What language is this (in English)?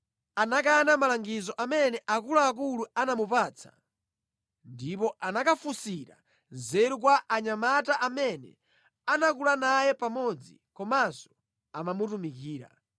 Nyanja